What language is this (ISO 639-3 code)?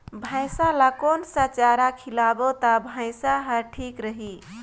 hne